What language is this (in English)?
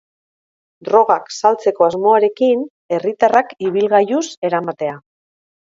Basque